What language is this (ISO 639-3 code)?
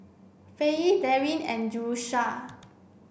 eng